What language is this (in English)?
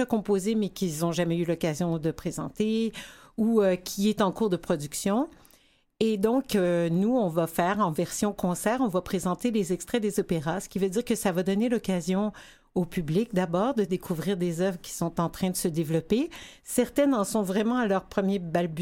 French